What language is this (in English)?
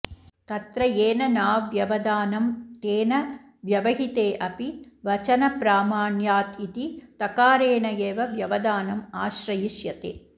Sanskrit